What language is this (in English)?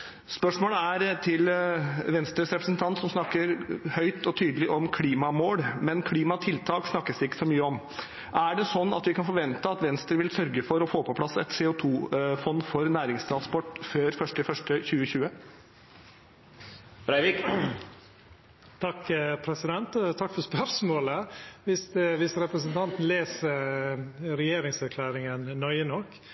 Norwegian